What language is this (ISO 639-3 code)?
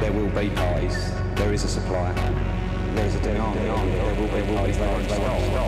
nld